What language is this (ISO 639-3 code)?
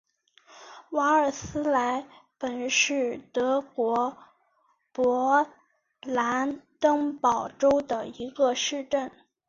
zho